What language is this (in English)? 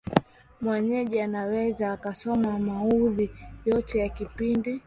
Swahili